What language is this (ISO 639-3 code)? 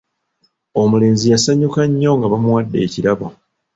lug